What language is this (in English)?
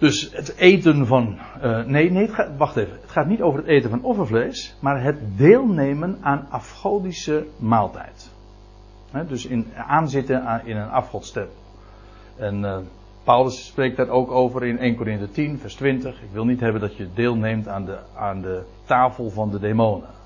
Dutch